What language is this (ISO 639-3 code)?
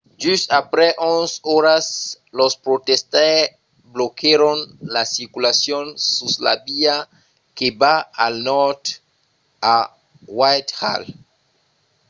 oci